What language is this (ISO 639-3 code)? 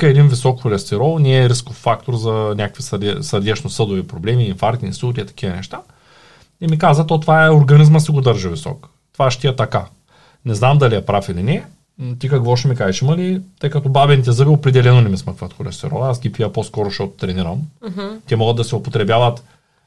bul